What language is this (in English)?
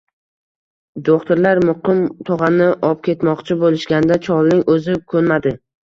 Uzbek